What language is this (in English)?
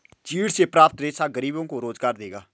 Hindi